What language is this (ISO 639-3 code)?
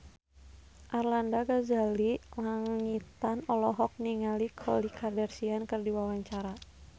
sun